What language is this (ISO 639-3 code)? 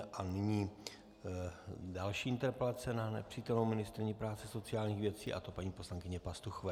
ces